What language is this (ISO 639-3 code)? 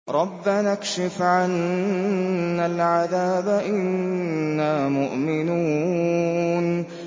ara